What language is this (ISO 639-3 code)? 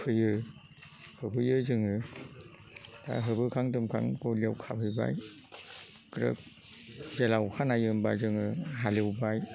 brx